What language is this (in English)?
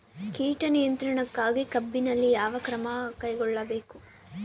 Kannada